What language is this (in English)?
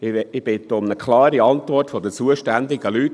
Swiss German